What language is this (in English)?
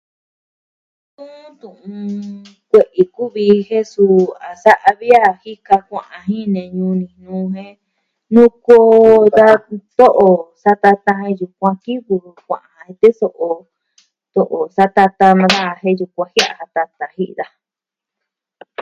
Southwestern Tlaxiaco Mixtec